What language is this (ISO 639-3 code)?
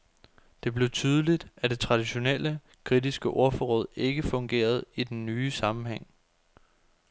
dan